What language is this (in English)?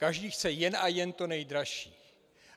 Czech